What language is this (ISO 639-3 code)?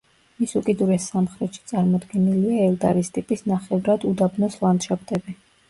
kat